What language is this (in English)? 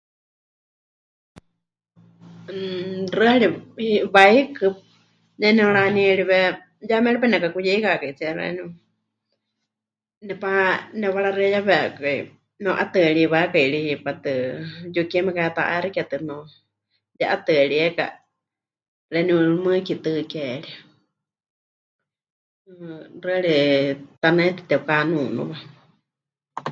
Huichol